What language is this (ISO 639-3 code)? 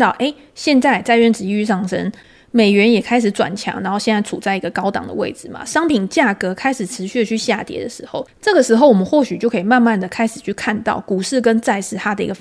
zho